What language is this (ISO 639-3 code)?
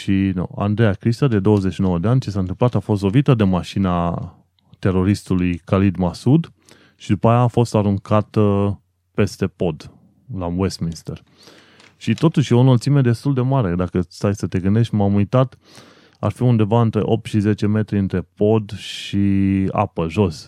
ron